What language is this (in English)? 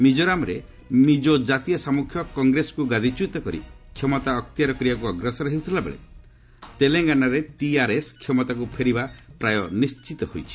Odia